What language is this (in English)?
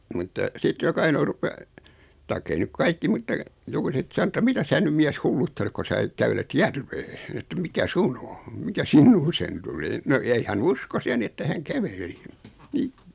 Finnish